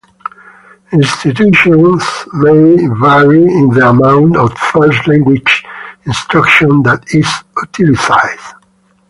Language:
English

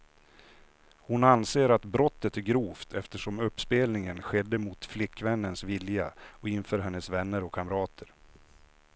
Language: Swedish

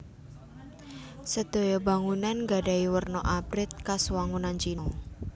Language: Javanese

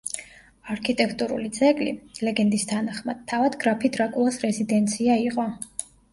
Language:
Georgian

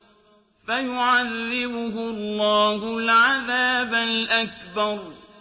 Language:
Arabic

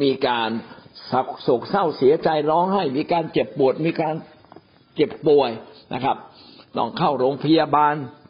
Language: Thai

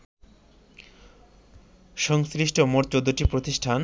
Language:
Bangla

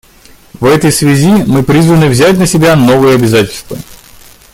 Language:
Russian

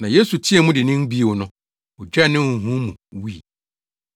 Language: Akan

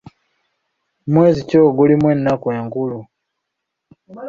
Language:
Ganda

